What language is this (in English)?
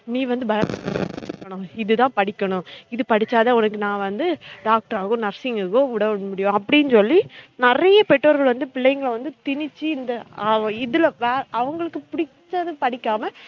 Tamil